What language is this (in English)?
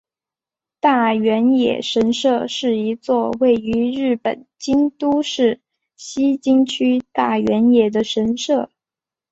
Chinese